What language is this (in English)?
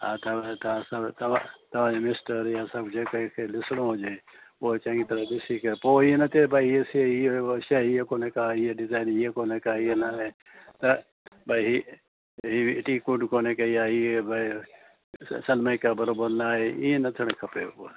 Sindhi